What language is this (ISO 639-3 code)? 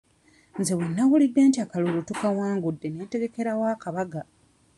lug